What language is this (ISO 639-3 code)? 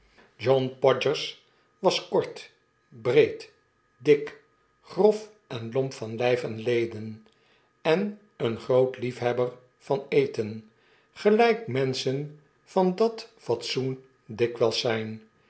nld